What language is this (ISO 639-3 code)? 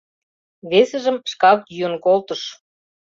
chm